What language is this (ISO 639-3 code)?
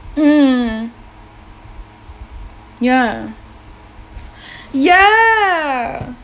eng